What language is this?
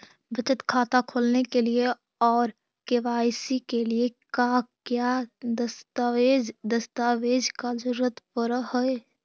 Magahi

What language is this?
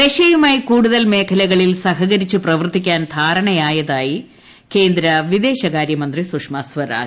Malayalam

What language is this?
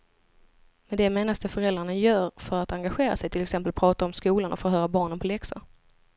Swedish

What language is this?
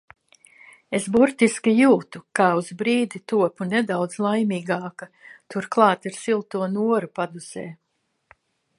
Latvian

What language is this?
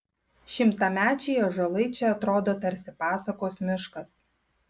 Lithuanian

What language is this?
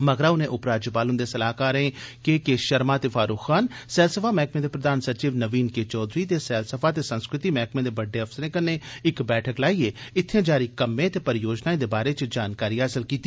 Dogri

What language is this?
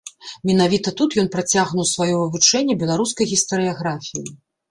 Belarusian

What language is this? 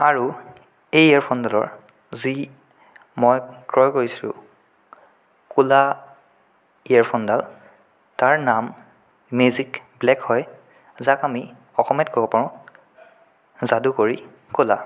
Assamese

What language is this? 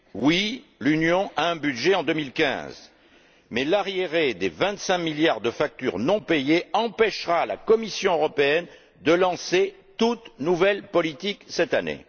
French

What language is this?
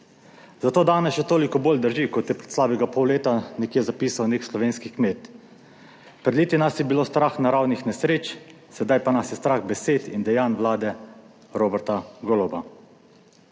Slovenian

